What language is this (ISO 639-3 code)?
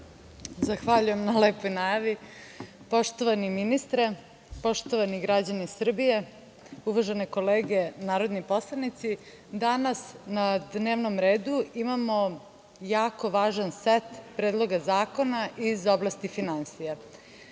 srp